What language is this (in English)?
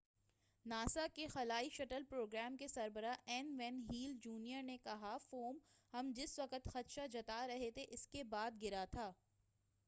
Urdu